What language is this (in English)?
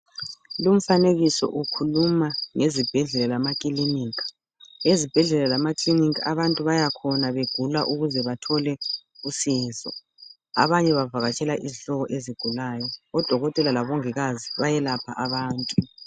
North Ndebele